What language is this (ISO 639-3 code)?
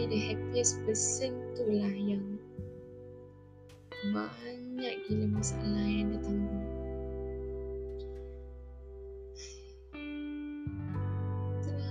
msa